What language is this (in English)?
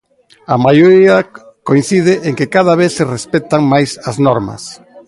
Galician